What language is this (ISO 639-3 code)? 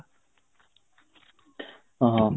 ori